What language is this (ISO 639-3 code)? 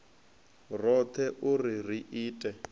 ven